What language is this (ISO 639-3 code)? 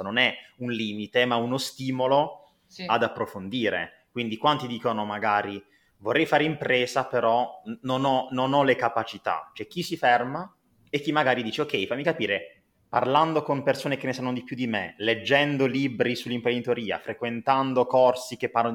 ita